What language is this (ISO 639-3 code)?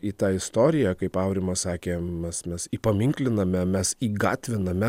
lit